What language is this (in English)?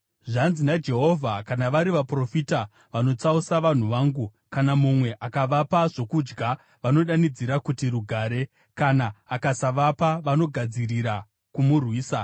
Shona